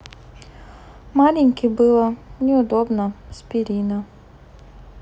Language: Russian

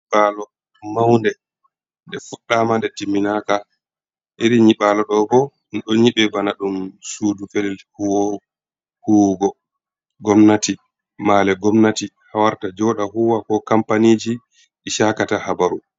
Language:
Fula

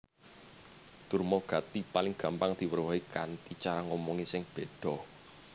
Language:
Javanese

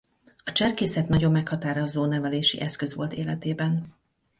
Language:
Hungarian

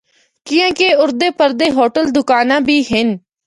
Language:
Northern Hindko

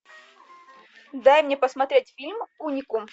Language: Russian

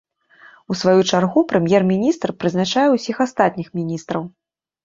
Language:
Belarusian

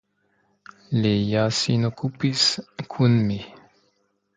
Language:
Esperanto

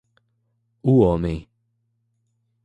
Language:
Portuguese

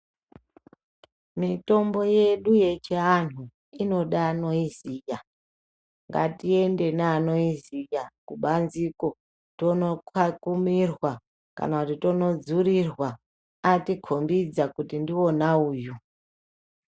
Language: Ndau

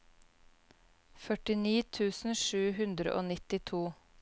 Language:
Norwegian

